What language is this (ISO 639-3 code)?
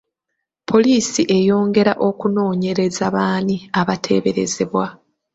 lug